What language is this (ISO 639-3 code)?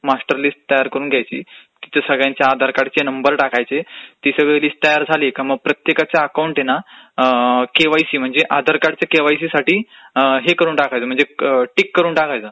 mar